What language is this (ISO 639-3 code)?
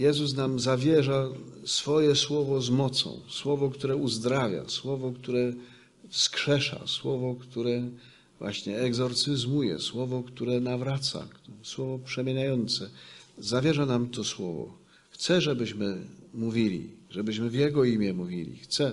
pol